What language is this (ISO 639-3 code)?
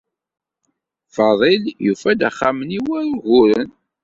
kab